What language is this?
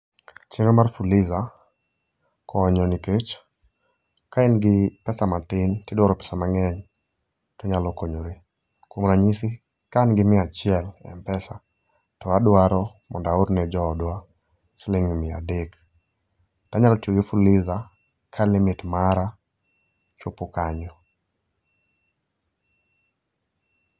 Luo (Kenya and Tanzania)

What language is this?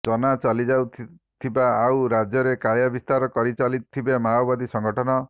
Odia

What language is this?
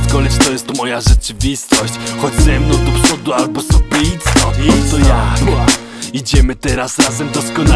Polish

